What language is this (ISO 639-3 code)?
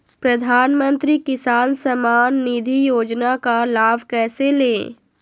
mag